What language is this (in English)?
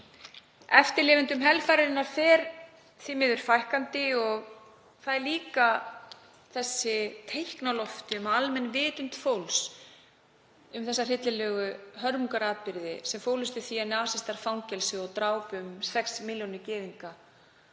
Icelandic